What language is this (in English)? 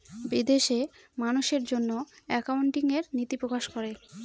Bangla